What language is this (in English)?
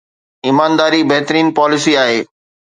Sindhi